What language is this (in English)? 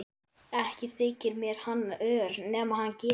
Icelandic